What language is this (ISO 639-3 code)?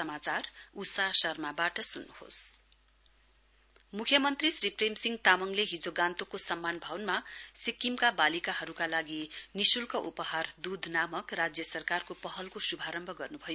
nep